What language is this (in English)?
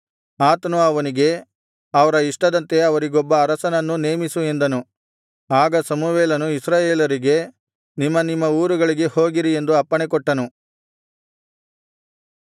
Kannada